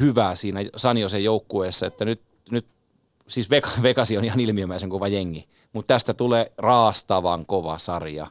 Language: Finnish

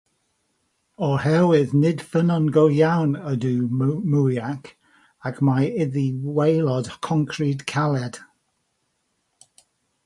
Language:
Welsh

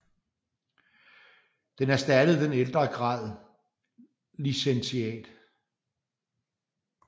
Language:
Danish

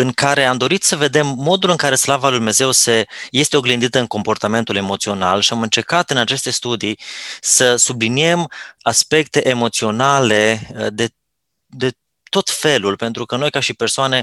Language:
Romanian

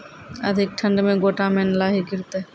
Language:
Maithili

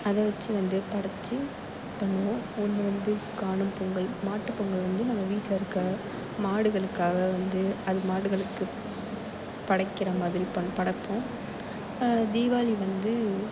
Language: Tamil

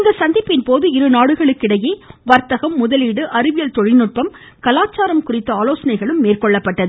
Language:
Tamil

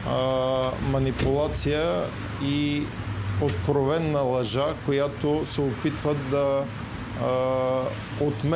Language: Bulgarian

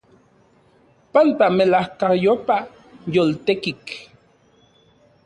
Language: Central Puebla Nahuatl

